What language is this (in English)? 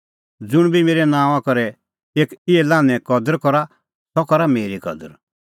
Kullu Pahari